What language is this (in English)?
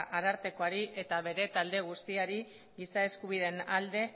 Basque